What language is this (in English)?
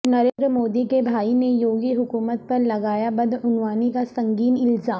Urdu